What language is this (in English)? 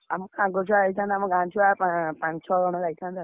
Odia